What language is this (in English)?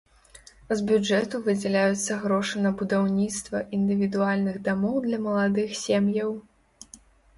Belarusian